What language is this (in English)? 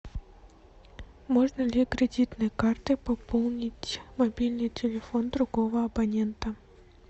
Russian